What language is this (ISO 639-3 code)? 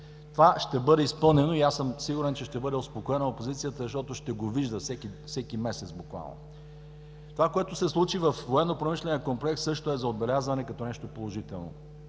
bul